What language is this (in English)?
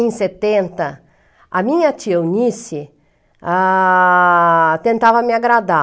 Portuguese